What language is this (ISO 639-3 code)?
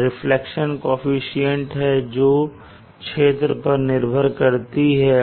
hin